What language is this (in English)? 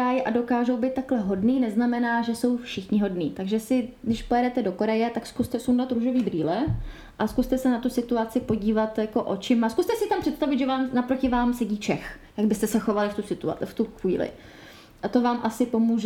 Czech